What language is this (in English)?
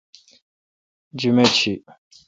Kalkoti